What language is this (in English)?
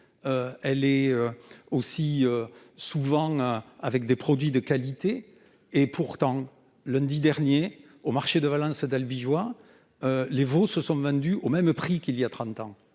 French